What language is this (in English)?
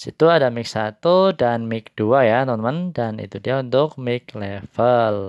Indonesian